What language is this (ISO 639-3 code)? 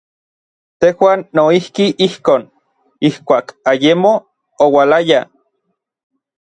nlv